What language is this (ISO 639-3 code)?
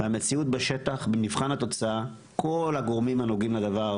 heb